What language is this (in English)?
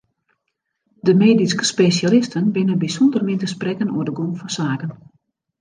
Western Frisian